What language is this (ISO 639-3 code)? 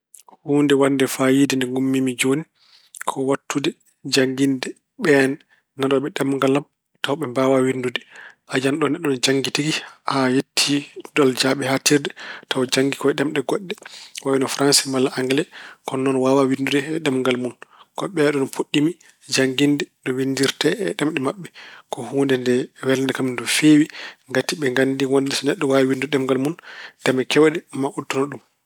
ful